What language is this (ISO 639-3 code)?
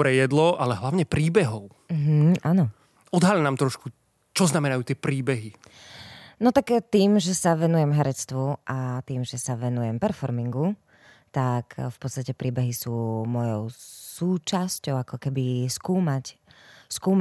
slk